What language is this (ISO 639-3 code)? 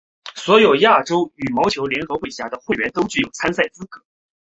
zho